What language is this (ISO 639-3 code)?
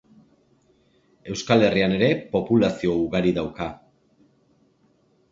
eus